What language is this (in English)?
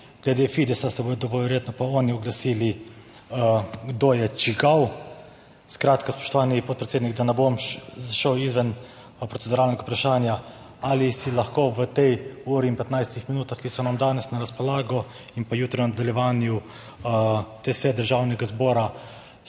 Slovenian